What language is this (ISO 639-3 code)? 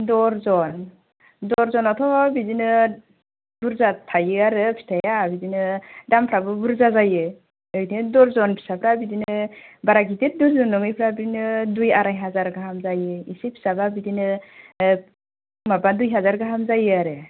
brx